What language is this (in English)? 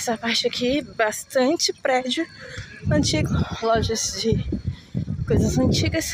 Portuguese